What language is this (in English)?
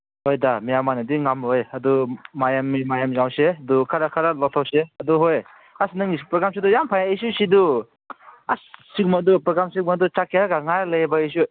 Manipuri